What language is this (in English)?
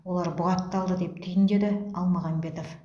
Kazakh